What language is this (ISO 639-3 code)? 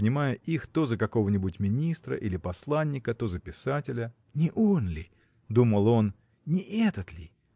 rus